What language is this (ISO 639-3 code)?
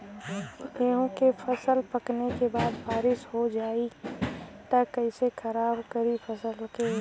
bho